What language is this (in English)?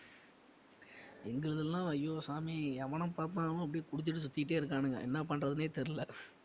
Tamil